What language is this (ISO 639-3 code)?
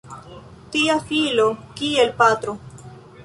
epo